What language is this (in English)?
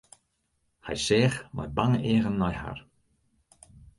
Western Frisian